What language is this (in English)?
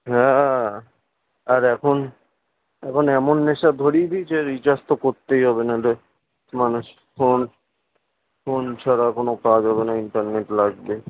Bangla